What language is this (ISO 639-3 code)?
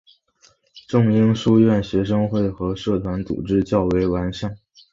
zho